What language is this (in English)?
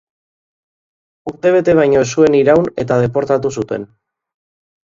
Basque